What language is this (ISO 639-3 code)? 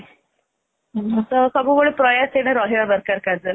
ori